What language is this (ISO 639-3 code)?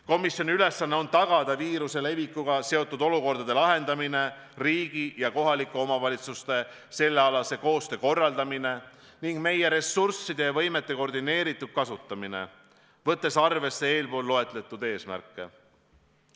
est